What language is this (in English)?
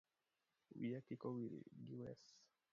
Luo (Kenya and Tanzania)